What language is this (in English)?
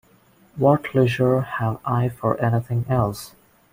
English